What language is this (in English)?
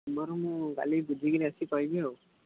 Odia